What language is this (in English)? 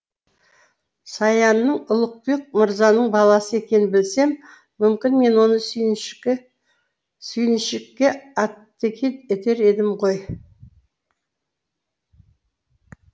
Kazakh